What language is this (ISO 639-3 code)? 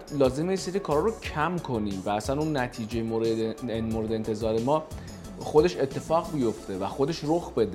fas